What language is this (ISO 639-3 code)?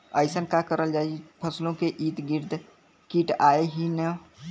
bho